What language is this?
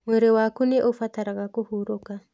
Kikuyu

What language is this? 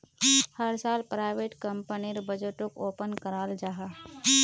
Magahi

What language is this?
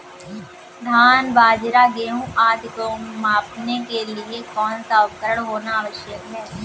Hindi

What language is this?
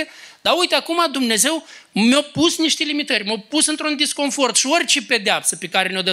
Romanian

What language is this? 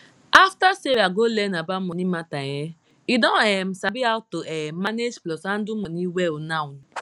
Nigerian Pidgin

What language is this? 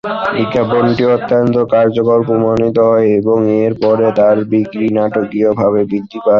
Bangla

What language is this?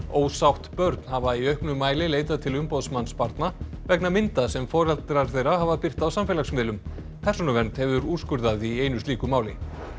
Icelandic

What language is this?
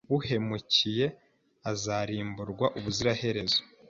Kinyarwanda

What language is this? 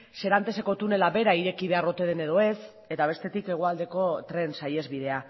Basque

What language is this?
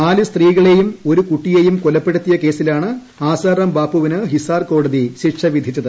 Malayalam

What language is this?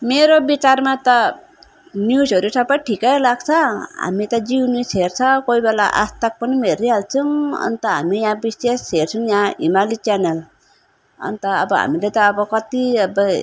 Nepali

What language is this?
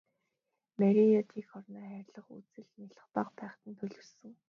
Mongolian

